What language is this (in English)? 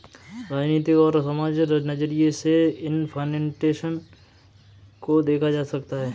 Hindi